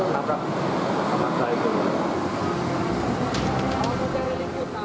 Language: Indonesian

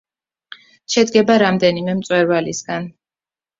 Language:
Georgian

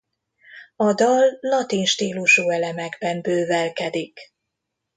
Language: Hungarian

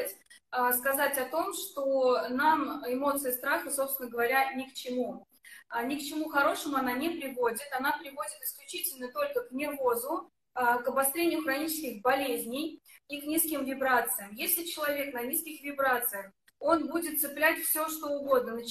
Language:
Russian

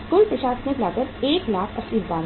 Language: Hindi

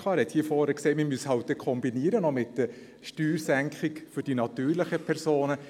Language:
Swiss German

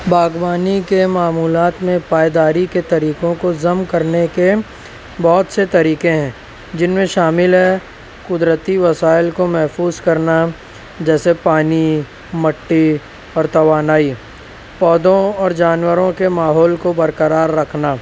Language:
Urdu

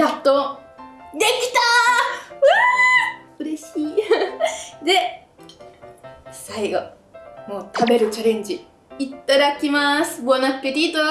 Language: Japanese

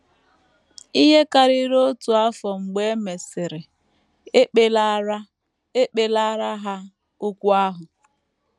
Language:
Igbo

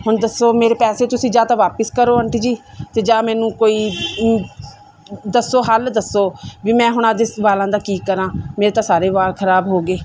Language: Punjabi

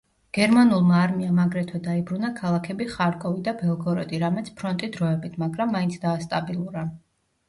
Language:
Georgian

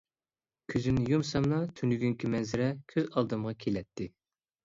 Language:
Uyghur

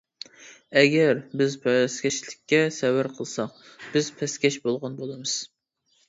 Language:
Uyghur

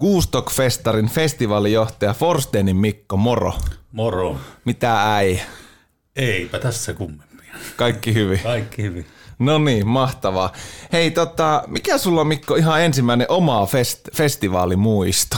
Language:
Finnish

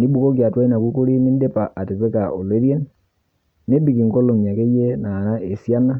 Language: Masai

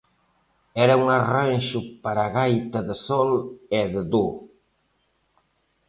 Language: Galician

